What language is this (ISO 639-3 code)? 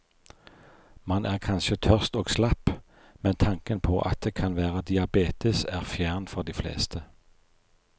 nor